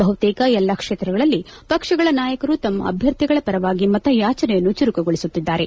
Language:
Kannada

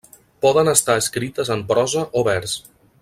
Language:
Catalan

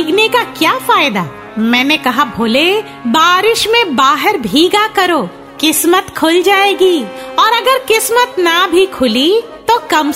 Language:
Hindi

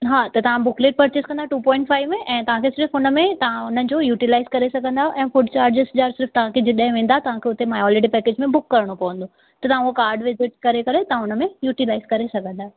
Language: Sindhi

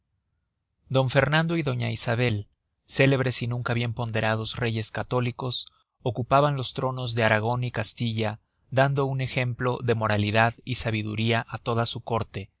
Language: Spanish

